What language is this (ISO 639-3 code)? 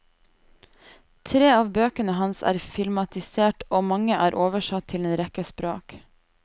nor